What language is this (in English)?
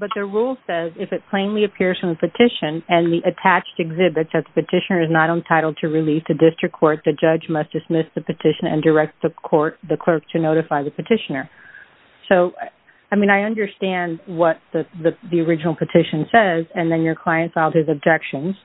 English